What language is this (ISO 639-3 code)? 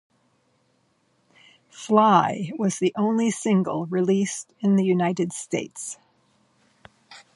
eng